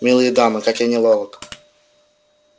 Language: Russian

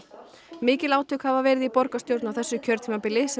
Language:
Icelandic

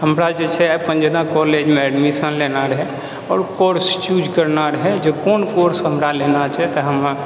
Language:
Maithili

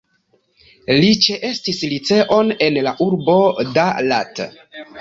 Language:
Esperanto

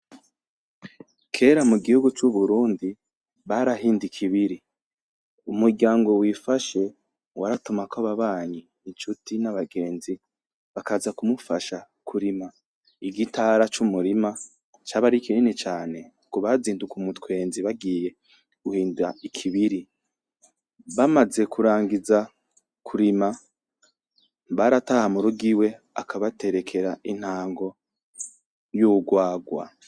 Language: Rundi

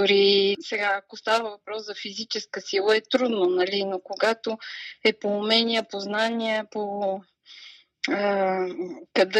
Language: Bulgarian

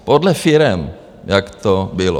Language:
Czech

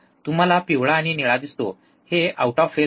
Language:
Marathi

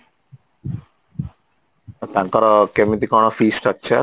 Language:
Odia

